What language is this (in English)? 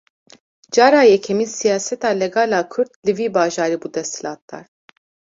Kurdish